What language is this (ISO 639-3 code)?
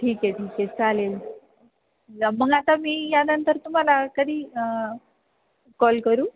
mar